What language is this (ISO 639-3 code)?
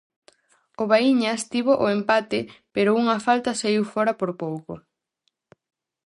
glg